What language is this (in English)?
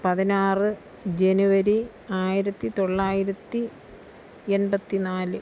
Malayalam